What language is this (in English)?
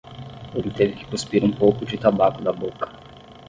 Portuguese